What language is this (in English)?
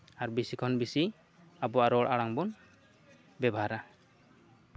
Santali